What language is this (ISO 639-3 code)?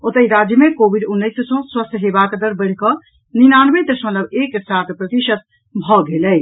mai